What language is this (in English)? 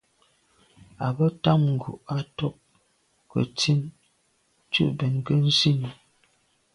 Medumba